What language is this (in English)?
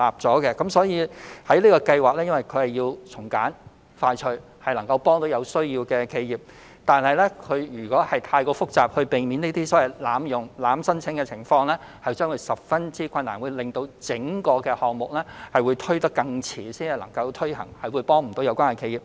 Cantonese